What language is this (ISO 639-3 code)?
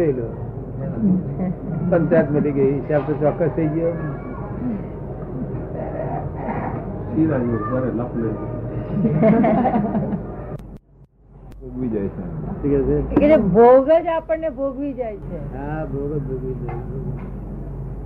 guj